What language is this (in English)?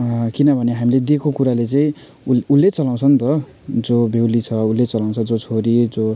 Nepali